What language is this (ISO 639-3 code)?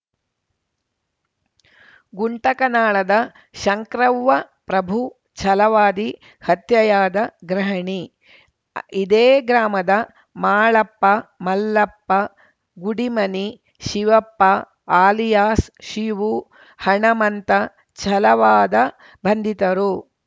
kan